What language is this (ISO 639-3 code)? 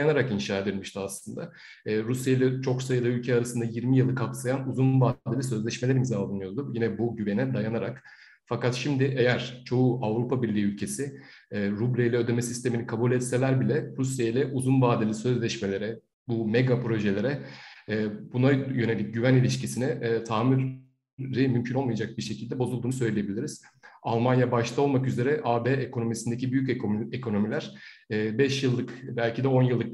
tur